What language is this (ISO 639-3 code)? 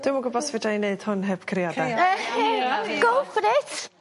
cym